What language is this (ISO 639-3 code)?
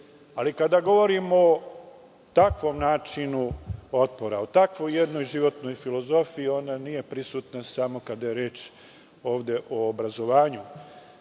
srp